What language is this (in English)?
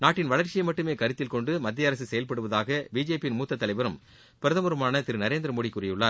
Tamil